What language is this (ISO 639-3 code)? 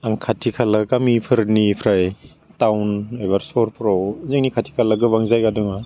brx